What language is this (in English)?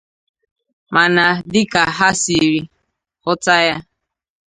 Igbo